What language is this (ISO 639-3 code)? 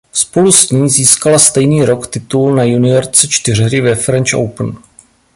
ces